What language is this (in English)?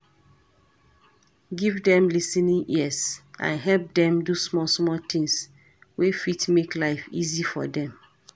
Nigerian Pidgin